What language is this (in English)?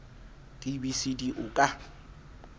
Southern Sotho